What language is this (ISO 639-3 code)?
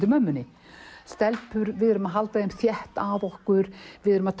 isl